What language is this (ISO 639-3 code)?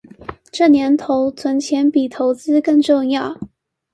zho